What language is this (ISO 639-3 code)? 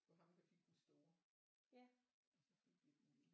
dan